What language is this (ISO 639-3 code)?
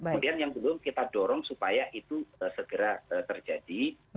ind